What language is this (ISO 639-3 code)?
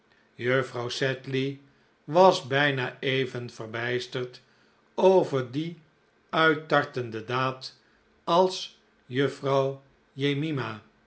nld